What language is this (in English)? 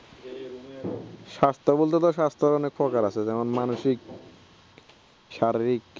Bangla